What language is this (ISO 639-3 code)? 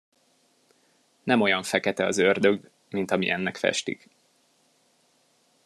hun